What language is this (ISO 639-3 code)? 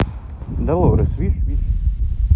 rus